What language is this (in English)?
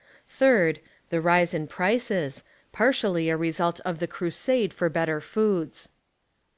English